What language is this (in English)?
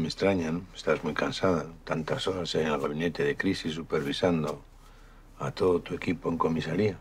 Spanish